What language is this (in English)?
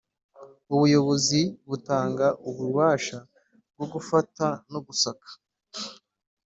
Kinyarwanda